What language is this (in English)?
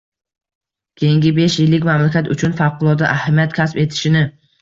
Uzbek